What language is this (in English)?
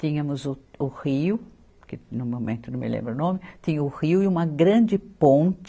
Portuguese